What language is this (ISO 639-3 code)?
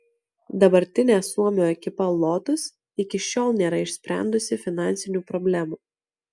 lit